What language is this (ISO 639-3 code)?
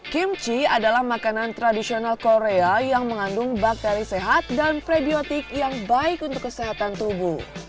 ind